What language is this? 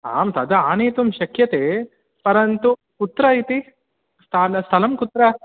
Sanskrit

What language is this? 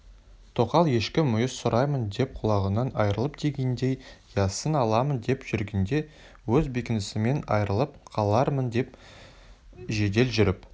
Kazakh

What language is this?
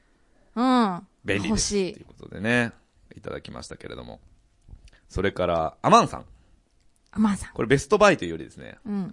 Japanese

